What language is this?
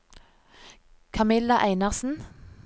Norwegian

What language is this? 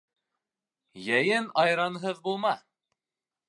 Bashkir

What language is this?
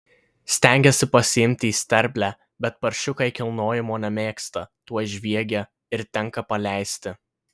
Lithuanian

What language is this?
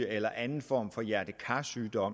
Danish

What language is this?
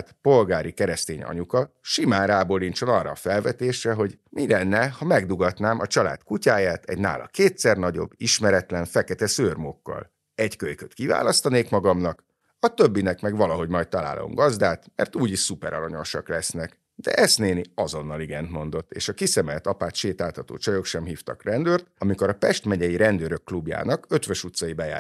Hungarian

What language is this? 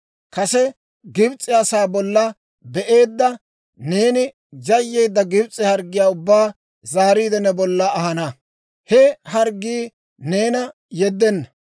Dawro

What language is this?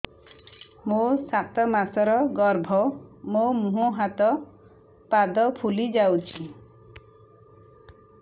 Odia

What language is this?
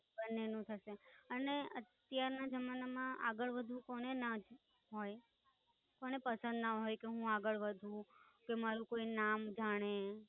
Gujarati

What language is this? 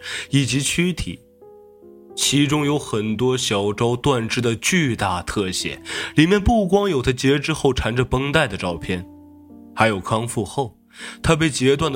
Chinese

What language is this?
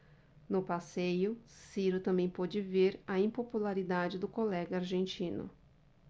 Portuguese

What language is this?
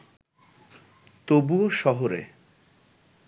Bangla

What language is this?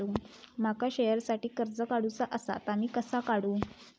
Marathi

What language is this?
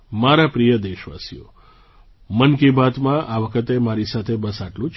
Gujarati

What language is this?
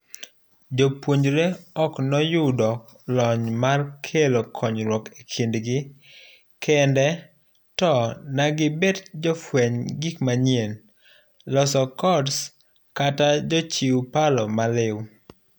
Luo (Kenya and Tanzania)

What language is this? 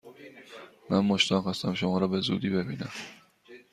Persian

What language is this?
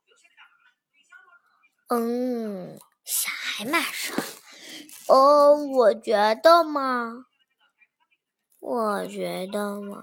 Chinese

